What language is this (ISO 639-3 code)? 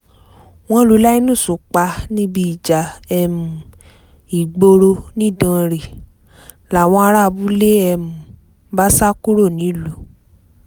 yor